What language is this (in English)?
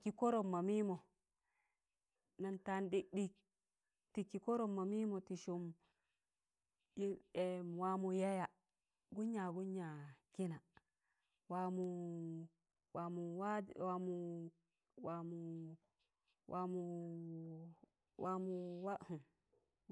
Tangale